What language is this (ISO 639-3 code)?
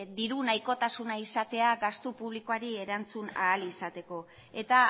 eus